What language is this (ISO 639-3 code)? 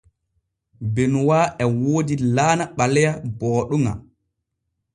fue